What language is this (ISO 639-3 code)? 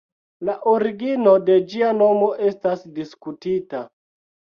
epo